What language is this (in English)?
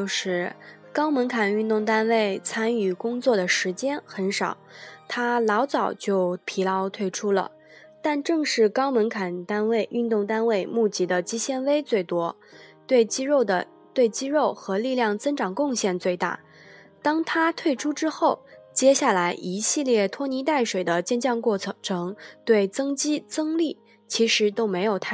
Chinese